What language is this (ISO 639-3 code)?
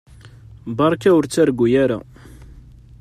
kab